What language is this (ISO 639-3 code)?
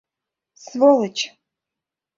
chm